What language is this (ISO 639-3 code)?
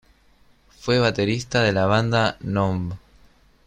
spa